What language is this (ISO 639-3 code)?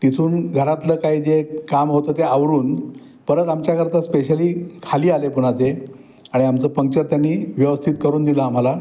mar